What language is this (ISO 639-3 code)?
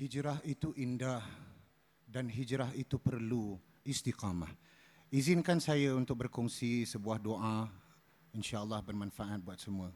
msa